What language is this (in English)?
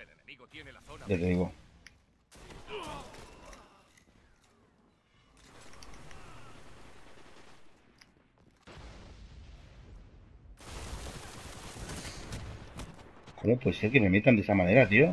Spanish